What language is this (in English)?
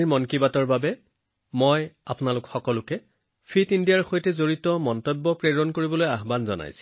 Assamese